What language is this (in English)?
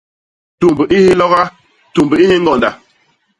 Basaa